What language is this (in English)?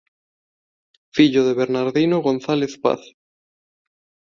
Galician